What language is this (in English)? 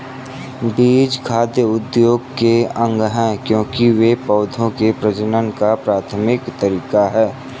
Hindi